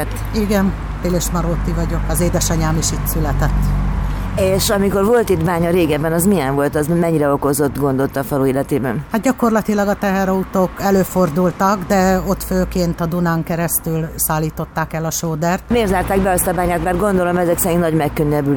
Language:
Hungarian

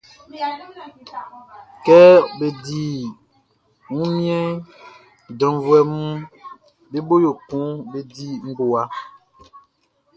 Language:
Baoulé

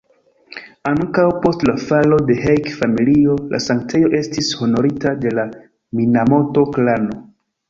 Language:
Esperanto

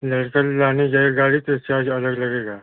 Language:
Hindi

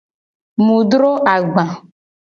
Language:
Gen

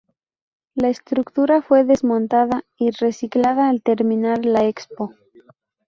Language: Spanish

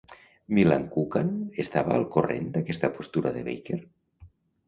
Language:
Catalan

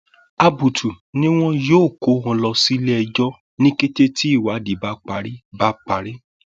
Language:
Yoruba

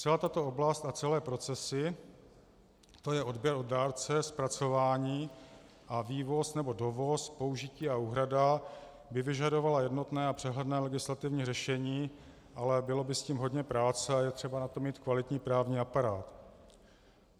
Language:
Czech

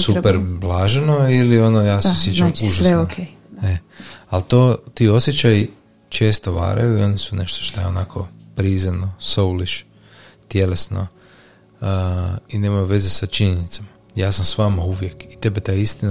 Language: Croatian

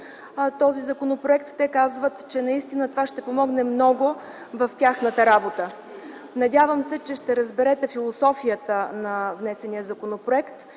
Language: Bulgarian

